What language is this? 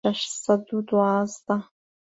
Central Kurdish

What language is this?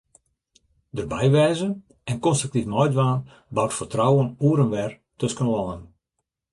Western Frisian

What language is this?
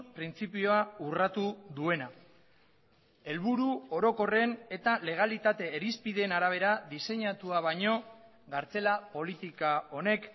Basque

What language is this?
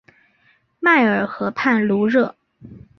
Chinese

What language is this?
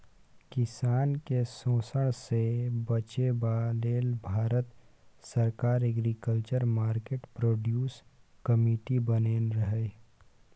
Maithili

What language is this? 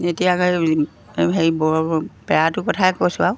Assamese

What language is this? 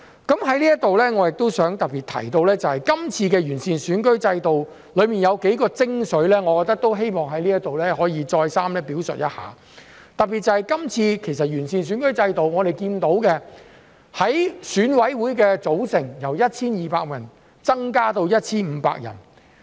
Cantonese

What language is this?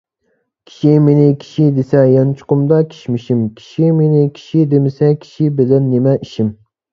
Uyghur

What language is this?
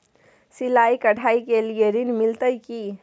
Maithili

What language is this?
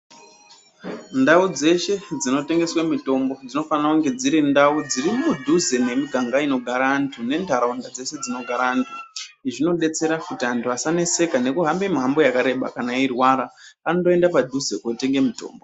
Ndau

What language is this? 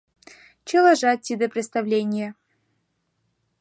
Mari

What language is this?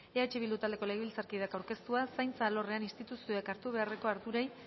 Basque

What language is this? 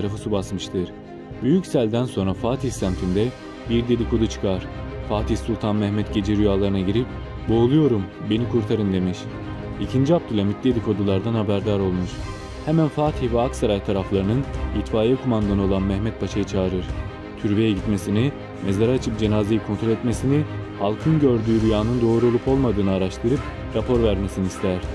Turkish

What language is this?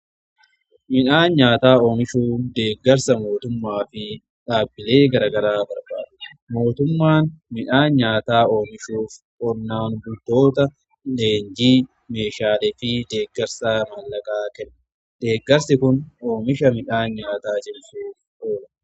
Oromo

